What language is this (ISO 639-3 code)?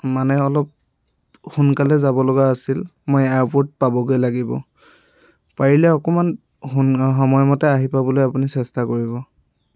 asm